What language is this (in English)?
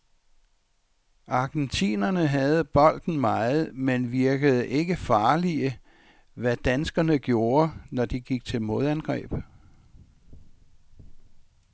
Danish